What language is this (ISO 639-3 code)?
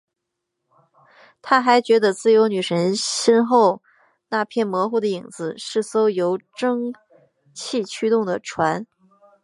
zho